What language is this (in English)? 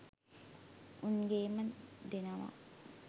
Sinhala